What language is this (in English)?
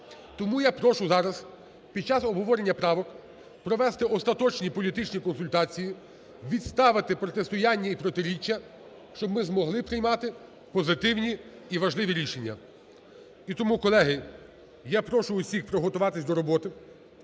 Ukrainian